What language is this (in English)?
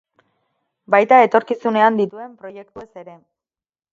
Basque